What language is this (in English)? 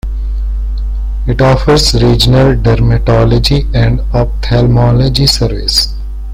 English